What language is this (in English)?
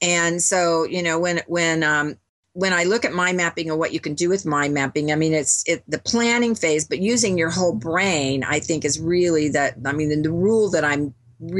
English